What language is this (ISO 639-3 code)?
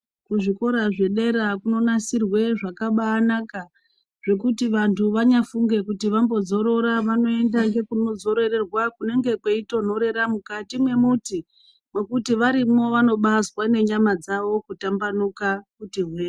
ndc